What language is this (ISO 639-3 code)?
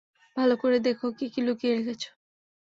ben